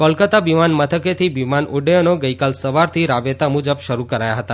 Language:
Gujarati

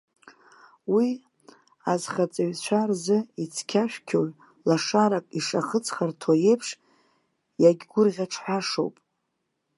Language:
Abkhazian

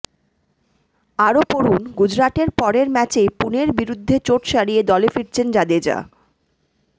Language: Bangla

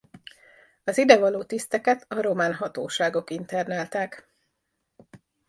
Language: Hungarian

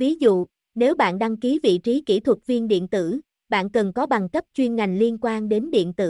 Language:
Vietnamese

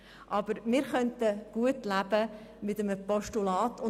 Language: Swiss German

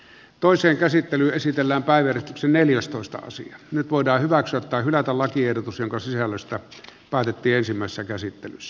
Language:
Finnish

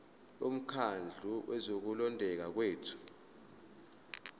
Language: Zulu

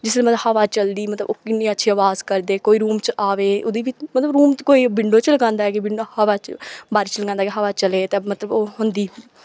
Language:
Dogri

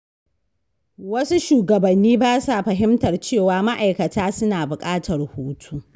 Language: Hausa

